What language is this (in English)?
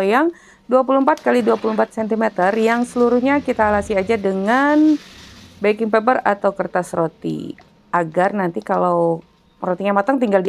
Indonesian